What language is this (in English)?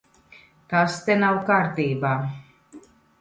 Latvian